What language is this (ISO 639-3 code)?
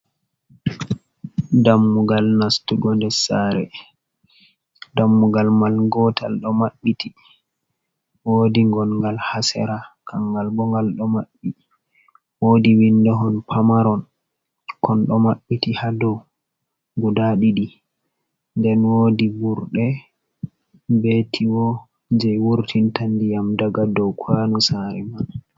ful